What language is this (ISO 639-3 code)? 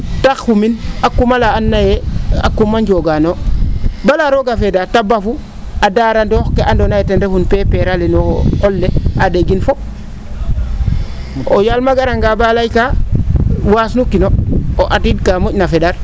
srr